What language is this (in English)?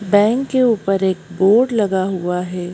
Hindi